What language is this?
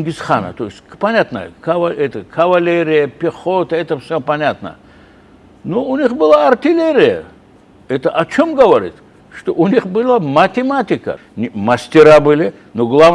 Russian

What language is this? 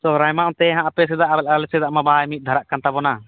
Santali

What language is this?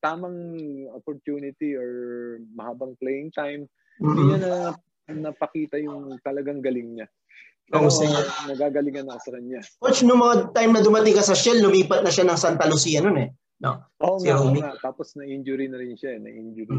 Filipino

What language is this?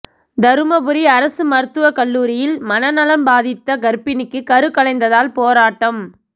Tamil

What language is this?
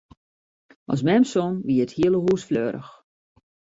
Western Frisian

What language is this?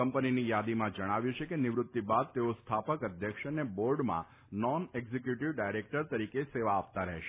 Gujarati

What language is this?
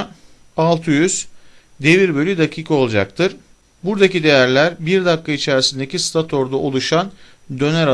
Turkish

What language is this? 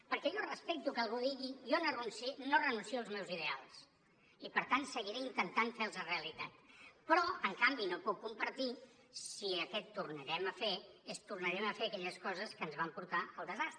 Catalan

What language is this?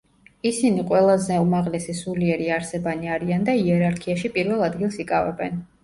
Georgian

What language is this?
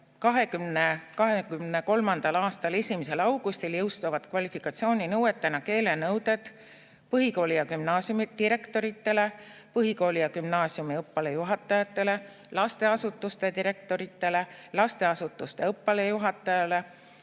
Estonian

